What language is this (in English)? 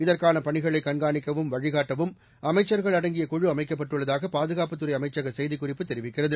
Tamil